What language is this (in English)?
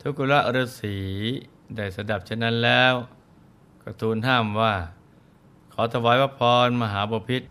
Thai